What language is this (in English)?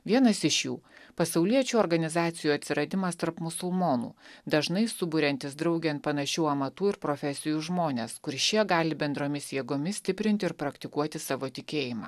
Lithuanian